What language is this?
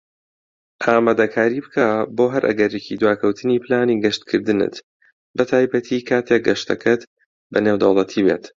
Central Kurdish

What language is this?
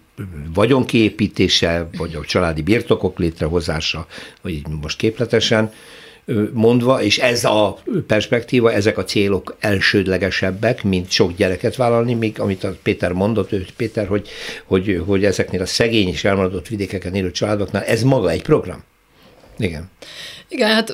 Hungarian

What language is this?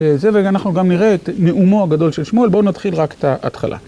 Hebrew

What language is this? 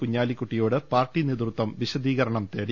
Malayalam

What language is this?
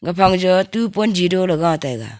Wancho Naga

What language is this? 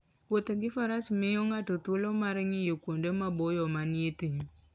Luo (Kenya and Tanzania)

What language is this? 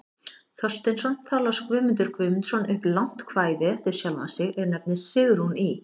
Icelandic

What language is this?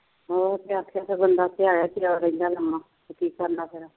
Punjabi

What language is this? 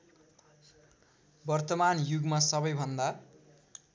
Nepali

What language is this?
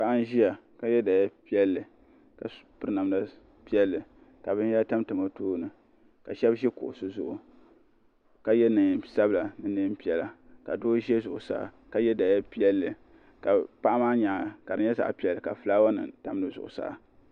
Dagbani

